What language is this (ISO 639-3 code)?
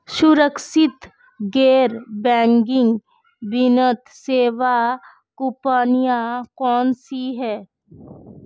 hin